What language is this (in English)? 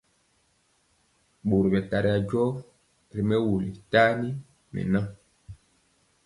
Mpiemo